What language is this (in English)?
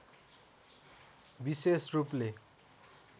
Nepali